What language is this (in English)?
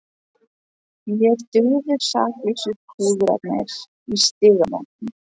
Icelandic